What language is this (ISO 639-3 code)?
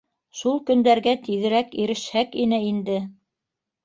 bak